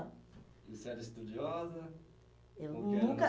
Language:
Portuguese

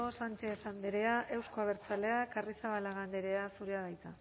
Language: Basque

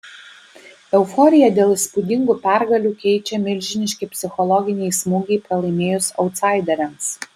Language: Lithuanian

